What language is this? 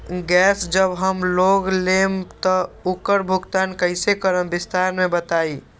Magahi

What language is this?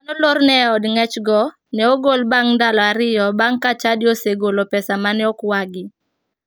Luo (Kenya and Tanzania)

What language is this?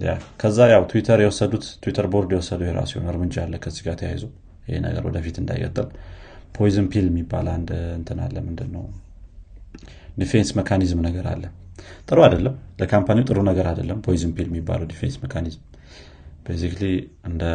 Amharic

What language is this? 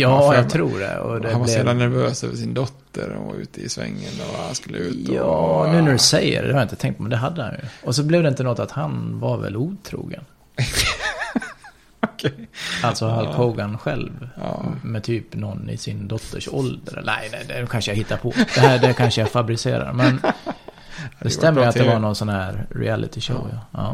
Swedish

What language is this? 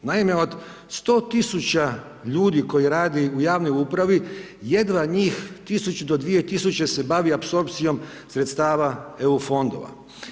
Croatian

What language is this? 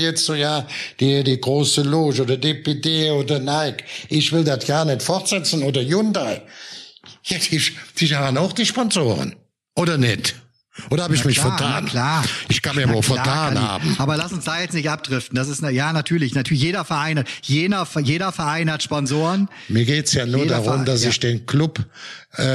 German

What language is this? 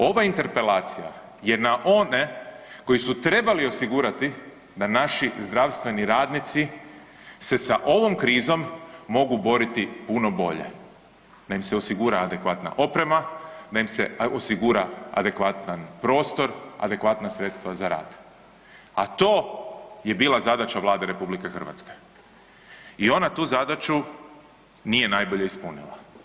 Croatian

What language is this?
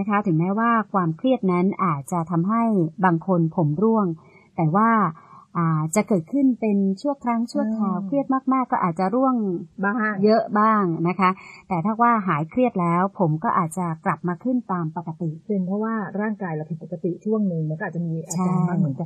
Thai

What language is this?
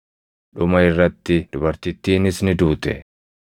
Oromo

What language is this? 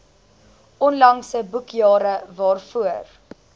Afrikaans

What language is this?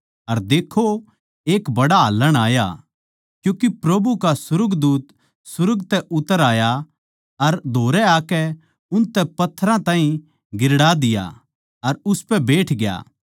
Haryanvi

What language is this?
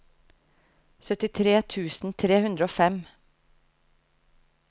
Norwegian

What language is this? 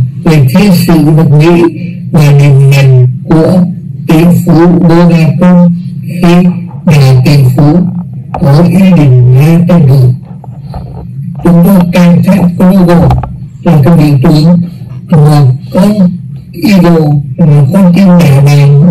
Vietnamese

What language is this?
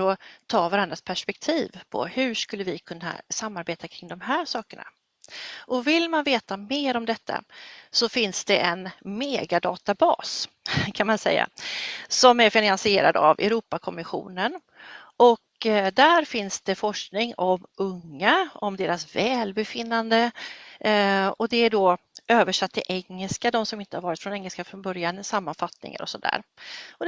Swedish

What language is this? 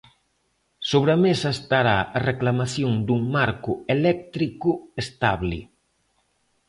Galician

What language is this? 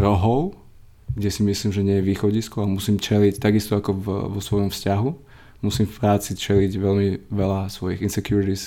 Slovak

